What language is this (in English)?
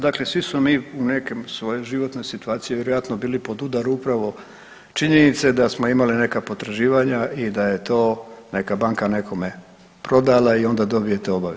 Croatian